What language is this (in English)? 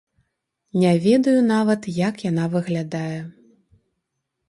Belarusian